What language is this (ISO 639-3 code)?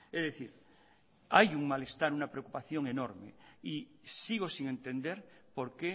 spa